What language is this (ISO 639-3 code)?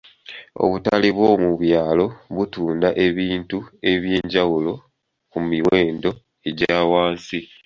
lug